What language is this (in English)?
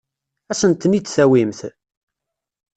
Kabyle